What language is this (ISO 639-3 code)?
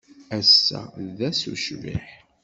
kab